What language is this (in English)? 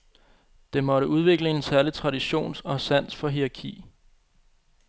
Danish